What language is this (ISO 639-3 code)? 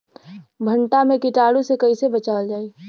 bho